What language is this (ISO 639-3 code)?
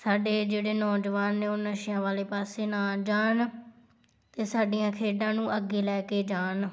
pan